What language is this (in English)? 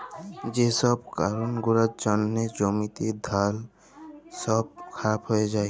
Bangla